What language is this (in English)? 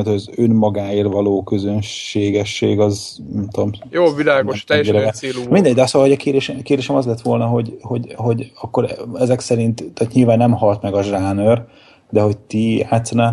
Hungarian